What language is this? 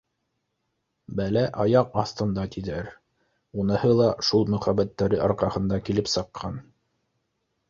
Bashkir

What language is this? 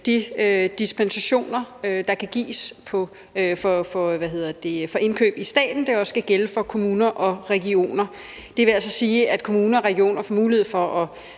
Danish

